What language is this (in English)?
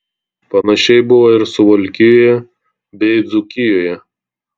Lithuanian